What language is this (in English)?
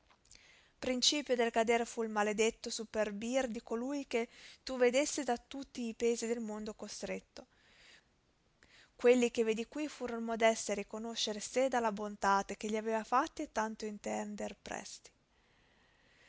Italian